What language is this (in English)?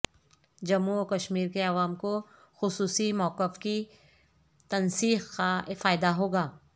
Urdu